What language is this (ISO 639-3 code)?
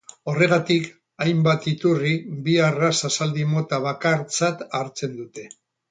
eus